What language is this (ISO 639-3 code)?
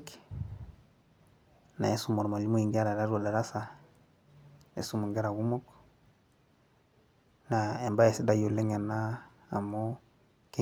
mas